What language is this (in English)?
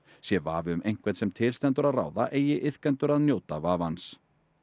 Icelandic